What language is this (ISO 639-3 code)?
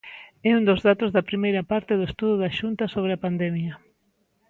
glg